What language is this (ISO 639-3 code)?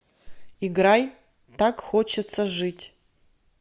rus